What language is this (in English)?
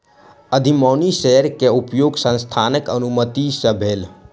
Maithili